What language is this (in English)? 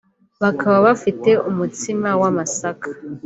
Kinyarwanda